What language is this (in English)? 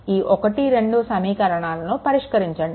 Telugu